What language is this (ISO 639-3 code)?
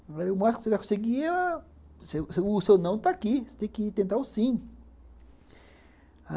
por